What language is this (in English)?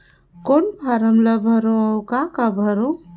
Chhattisgarhi